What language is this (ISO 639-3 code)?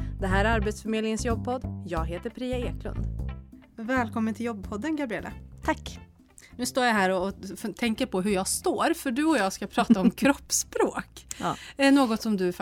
swe